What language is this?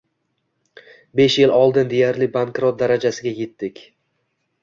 Uzbek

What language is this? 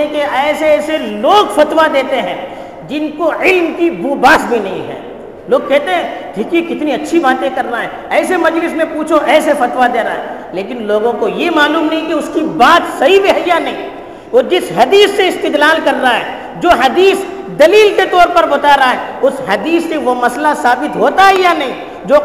Urdu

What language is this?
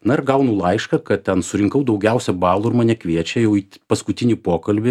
Lithuanian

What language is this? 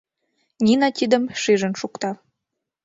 Mari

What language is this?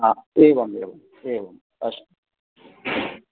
Sanskrit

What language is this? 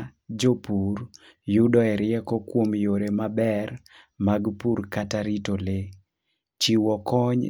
Luo (Kenya and Tanzania)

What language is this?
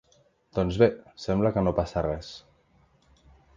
Catalan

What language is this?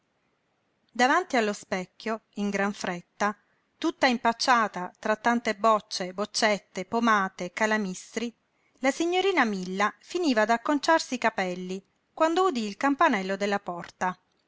Italian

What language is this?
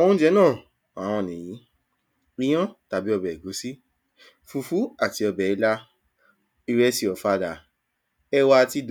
Yoruba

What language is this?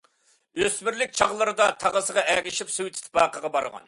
Uyghur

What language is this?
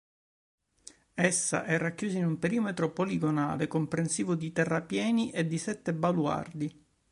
Italian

